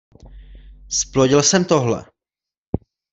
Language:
Czech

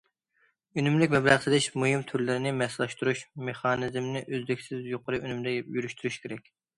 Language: Uyghur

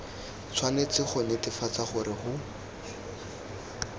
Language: Tswana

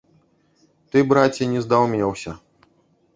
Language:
Belarusian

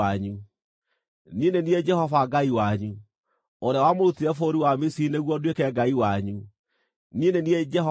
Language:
Kikuyu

